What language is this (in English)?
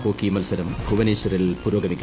Malayalam